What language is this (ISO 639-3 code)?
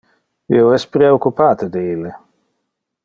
ina